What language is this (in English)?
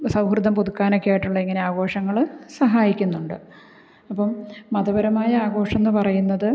Malayalam